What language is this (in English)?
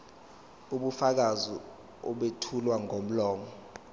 Zulu